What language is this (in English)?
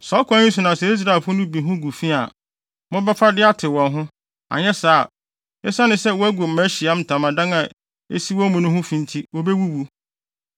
Akan